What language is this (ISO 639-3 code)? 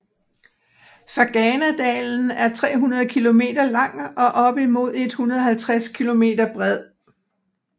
dan